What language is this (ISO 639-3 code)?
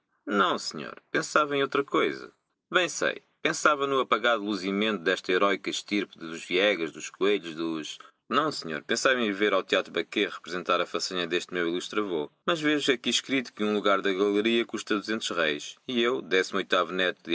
por